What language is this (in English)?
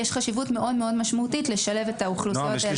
Hebrew